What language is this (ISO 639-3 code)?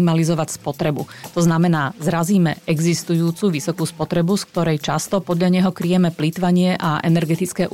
slk